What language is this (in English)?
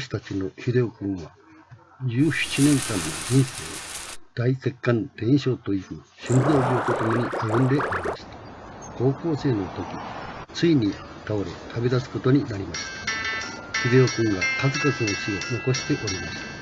Japanese